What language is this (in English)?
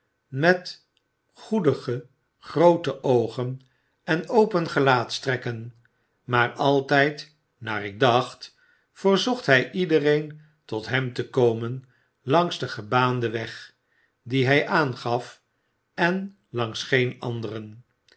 Dutch